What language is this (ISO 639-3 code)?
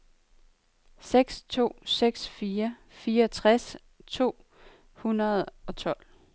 dan